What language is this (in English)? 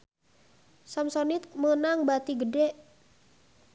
Sundanese